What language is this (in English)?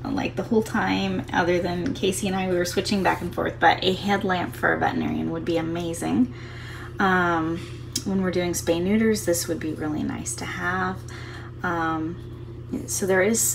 English